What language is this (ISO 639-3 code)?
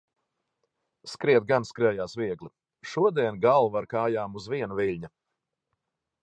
lav